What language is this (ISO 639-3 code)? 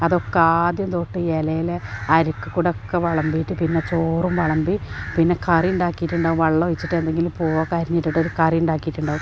mal